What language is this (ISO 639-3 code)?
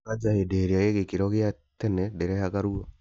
kik